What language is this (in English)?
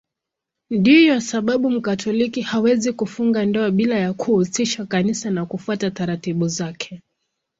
Swahili